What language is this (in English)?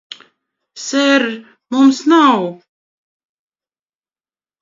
Latvian